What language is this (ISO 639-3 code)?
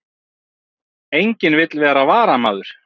isl